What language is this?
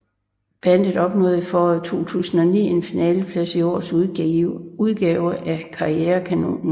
Danish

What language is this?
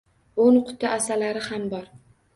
Uzbek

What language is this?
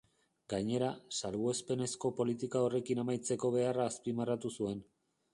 Basque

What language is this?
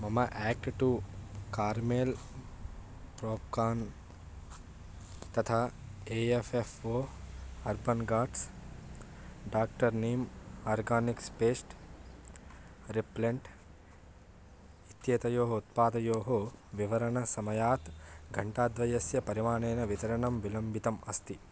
Sanskrit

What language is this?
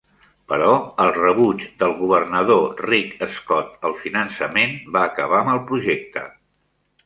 Catalan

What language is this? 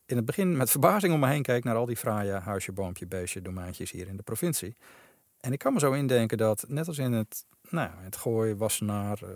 Dutch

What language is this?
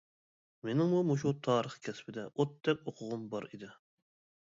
Uyghur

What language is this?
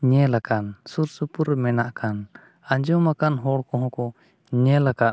Santali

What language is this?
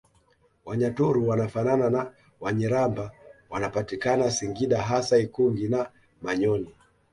Swahili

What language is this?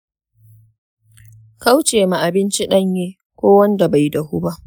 Hausa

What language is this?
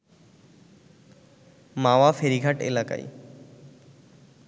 Bangla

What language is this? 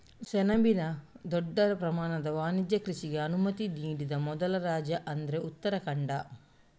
Kannada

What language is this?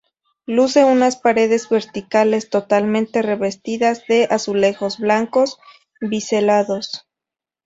Spanish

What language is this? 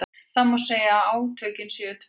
Icelandic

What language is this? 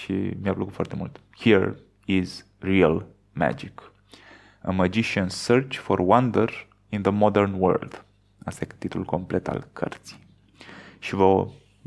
Romanian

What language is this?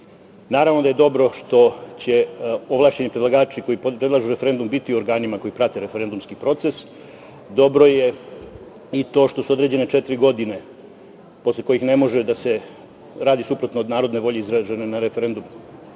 Serbian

